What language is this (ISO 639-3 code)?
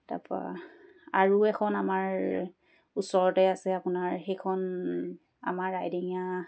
asm